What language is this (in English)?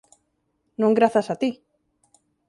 Galician